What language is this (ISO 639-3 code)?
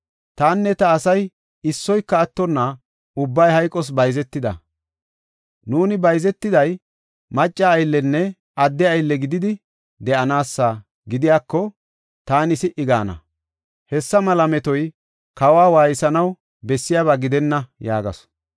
gof